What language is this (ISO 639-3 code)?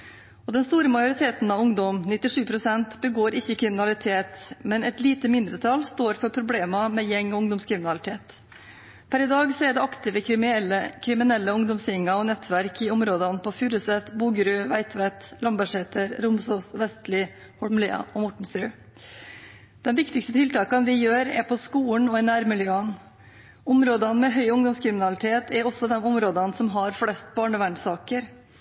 nob